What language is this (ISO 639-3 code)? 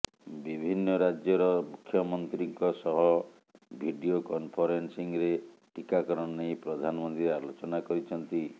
ori